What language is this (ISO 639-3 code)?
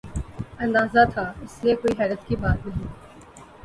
urd